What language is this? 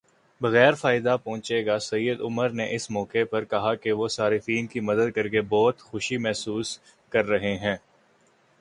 Urdu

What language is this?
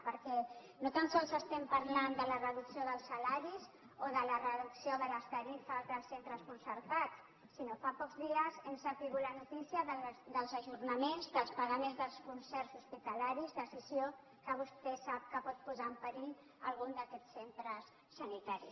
Catalan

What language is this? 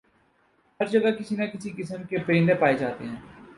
Urdu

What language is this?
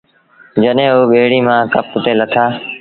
Sindhi Bhil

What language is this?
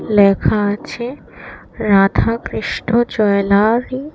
Bangla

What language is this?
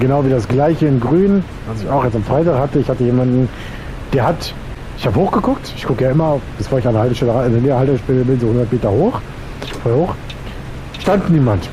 German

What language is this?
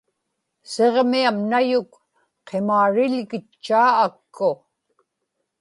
Inupiaq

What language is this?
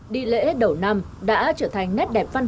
Vietnamese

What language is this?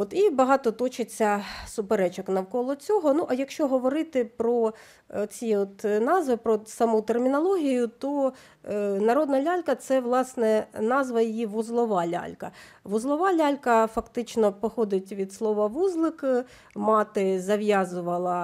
Ukrainian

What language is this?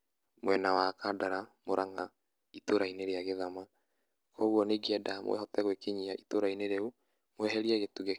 Kikuyu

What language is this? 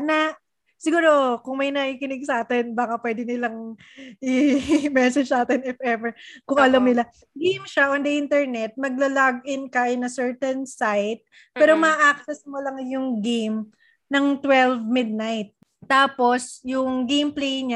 Filipino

